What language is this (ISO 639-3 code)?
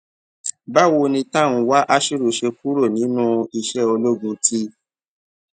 yor